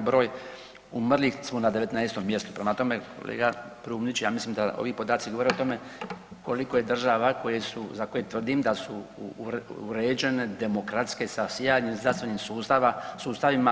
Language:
Croatian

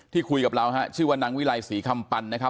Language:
Thai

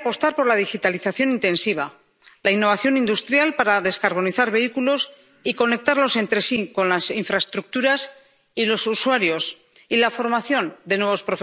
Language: Spanish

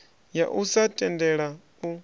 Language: Venda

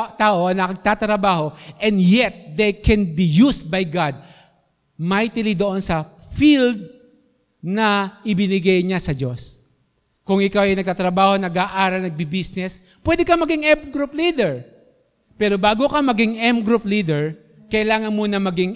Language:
Filipino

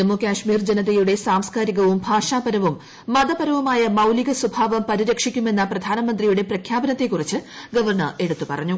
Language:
Malayalam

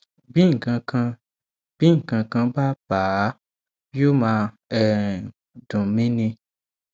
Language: Yoruba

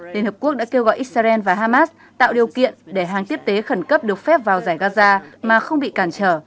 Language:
Vietnamese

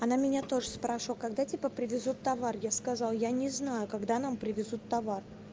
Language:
Russian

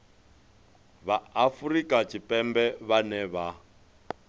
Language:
Venda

